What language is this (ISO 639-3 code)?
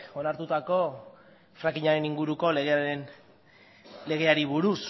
eus